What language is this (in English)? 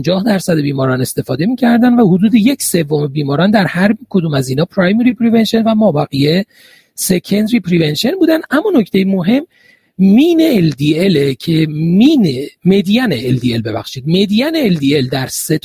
Persian